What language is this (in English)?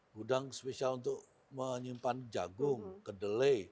Indonesian